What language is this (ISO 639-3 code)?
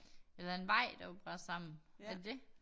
dan